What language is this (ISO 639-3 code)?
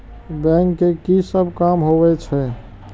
mai